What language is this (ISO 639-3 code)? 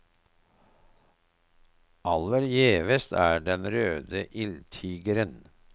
nor